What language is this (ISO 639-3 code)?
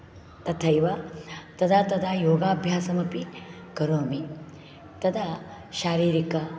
san